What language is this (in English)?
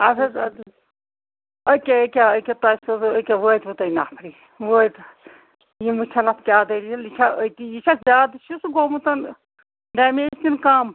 Kashmiri